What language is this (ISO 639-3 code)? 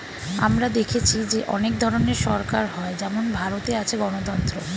ben